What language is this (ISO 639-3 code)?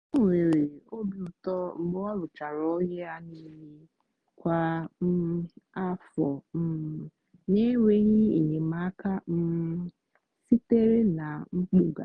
ibo